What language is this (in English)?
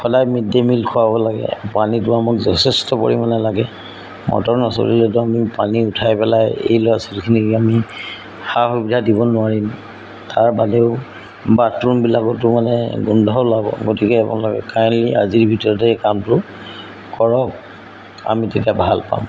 Assamese